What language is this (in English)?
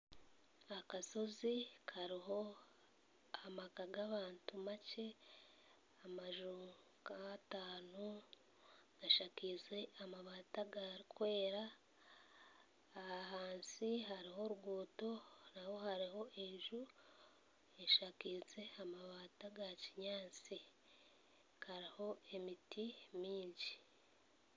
Nyankole